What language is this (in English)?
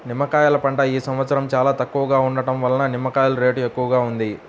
Telugu